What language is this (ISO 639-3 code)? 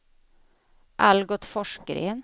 swe